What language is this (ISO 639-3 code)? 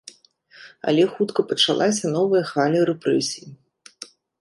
bel